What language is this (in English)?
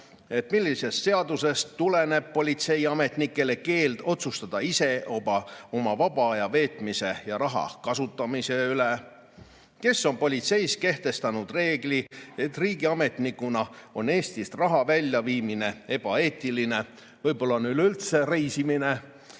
Estonian